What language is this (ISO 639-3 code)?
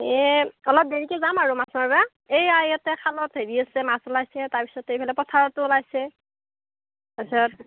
asm